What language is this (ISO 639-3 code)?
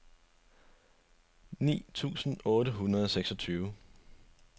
dan